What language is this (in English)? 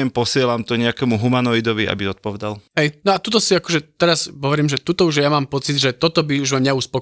Slovak